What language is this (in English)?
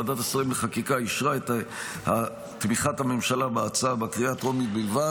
Hebrew